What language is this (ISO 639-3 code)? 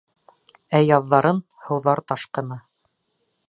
bak